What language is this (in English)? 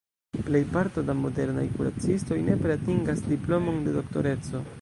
Esperanto